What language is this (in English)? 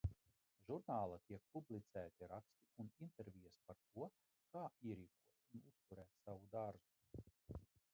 Latvian